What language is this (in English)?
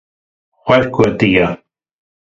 Kurdish